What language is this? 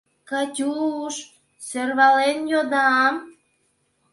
Mari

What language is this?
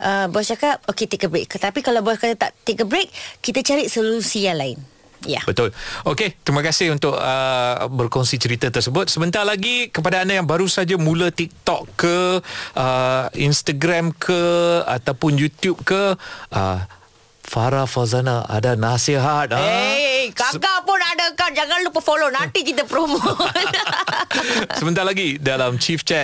Malay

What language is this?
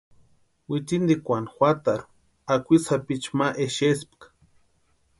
Western Highland Purepecha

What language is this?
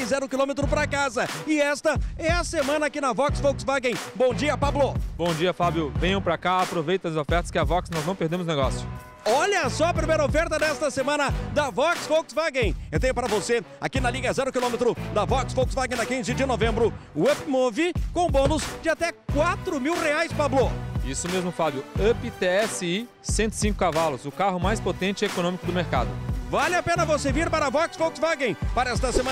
Portuguese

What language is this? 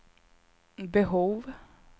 Swedish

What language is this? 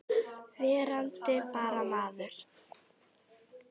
Icelandic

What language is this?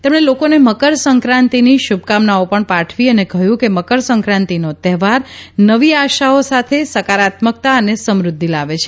Gujarati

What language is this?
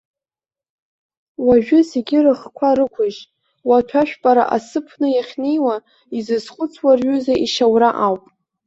Abkhazian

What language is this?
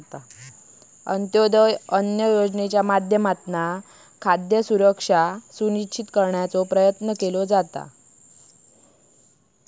Marathi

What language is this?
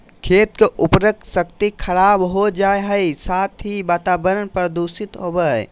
Magahi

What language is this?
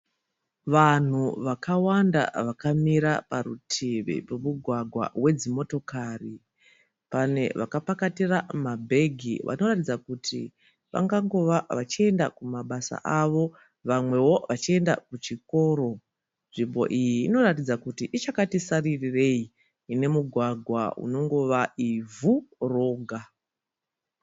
Shona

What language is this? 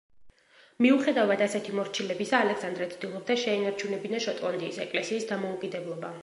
Georgian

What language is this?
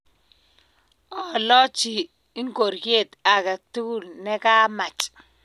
Kalenjin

